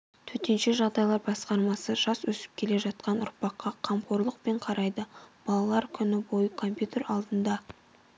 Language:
Kazakh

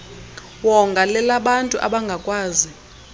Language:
Xhosa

